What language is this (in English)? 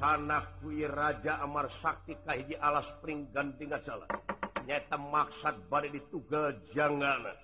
Indonesian